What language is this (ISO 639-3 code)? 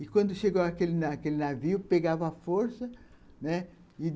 por